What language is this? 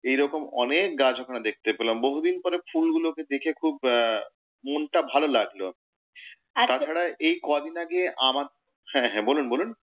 Bangla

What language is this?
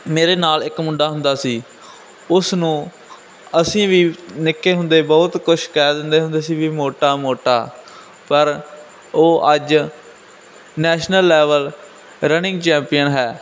Punjabi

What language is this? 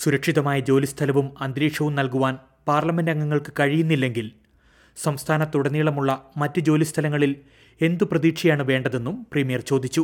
Malayalam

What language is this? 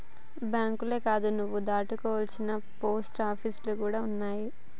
Telugu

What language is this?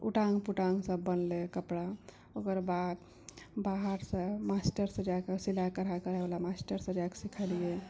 Maithili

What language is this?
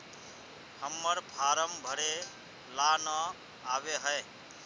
Magahi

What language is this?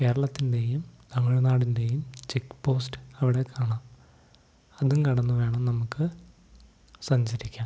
Malayalam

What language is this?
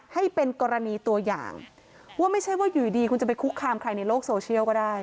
Thai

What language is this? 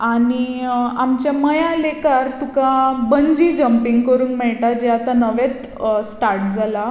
Konkani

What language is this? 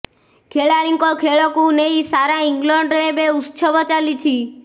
Odia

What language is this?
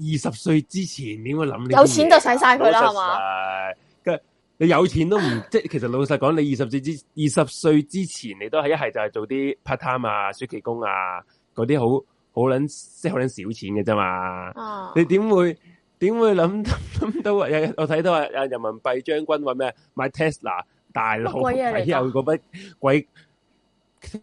Chinese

